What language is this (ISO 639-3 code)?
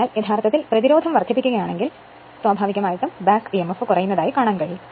mal